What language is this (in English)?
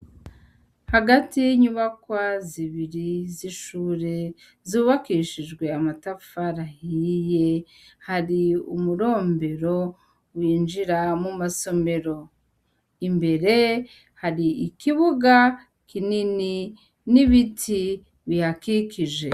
Rundi